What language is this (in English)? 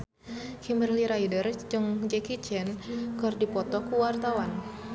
Sundanese